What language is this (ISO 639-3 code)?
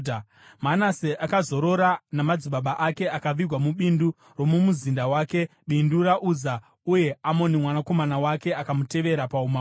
sna